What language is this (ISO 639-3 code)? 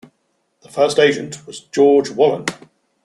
eng